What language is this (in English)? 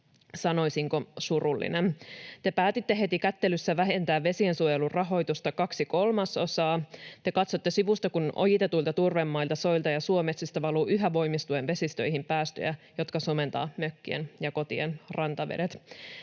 Finnish